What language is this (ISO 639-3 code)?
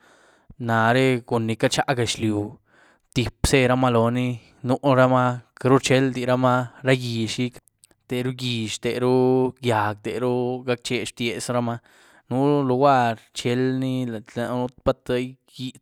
ztu